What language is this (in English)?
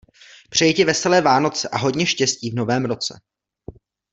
Czech